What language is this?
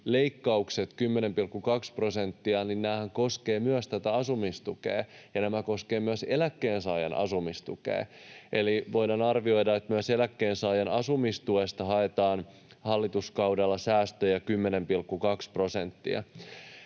Finnish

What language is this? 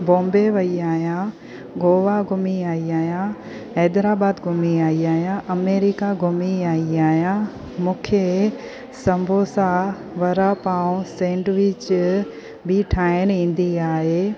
Sindhi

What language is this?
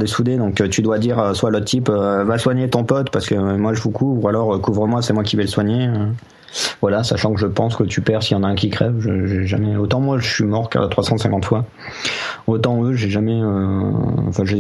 French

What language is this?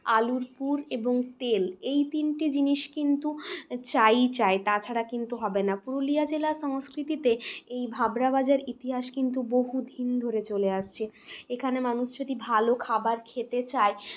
Bangla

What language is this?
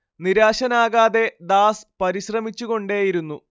Malayalam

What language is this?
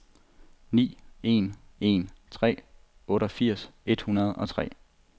Danish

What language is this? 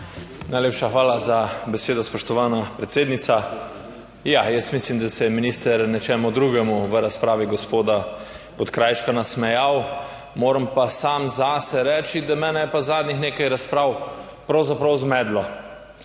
Slovenian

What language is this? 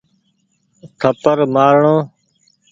Goaria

